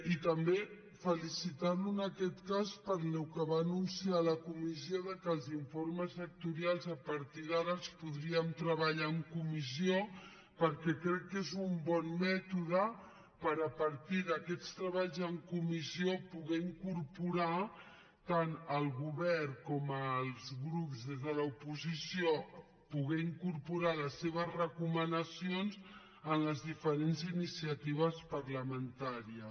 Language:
Catalan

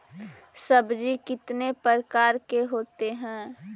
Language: Magahi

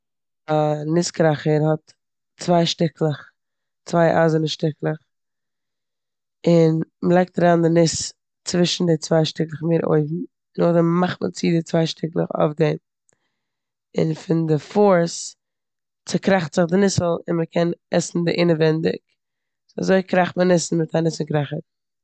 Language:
Yiddish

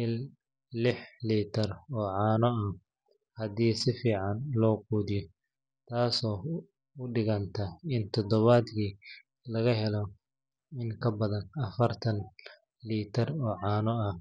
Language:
Somali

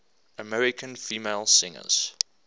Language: English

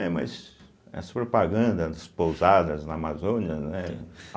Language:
Portuguese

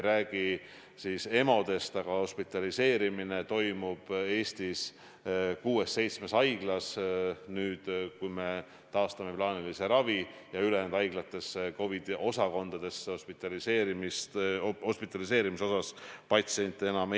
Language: Estonian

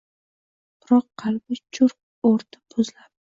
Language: Uzbek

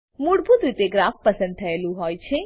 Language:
Gujarati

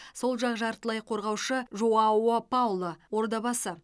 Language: Kazakh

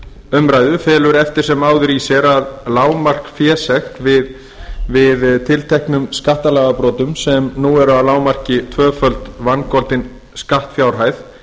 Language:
Icelandic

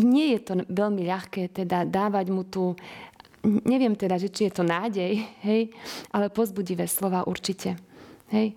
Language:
Slovak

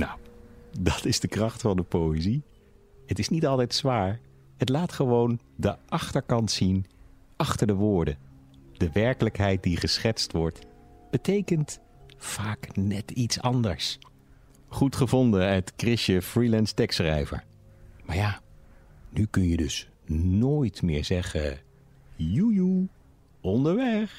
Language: Dutch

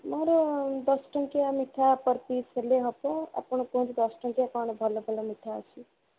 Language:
Odia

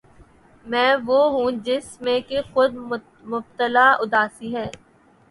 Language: Urdu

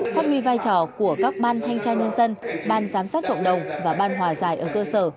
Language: Vietnamese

